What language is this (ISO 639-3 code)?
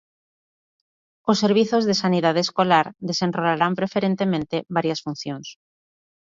glg